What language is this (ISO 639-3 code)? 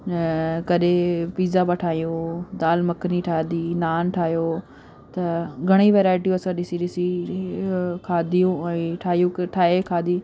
snd